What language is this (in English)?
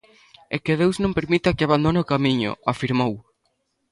Galician